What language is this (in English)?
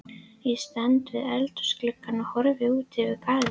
Icelandic